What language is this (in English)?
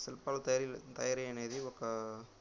Telugu